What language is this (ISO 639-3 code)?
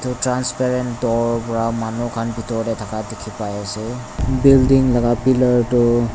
nag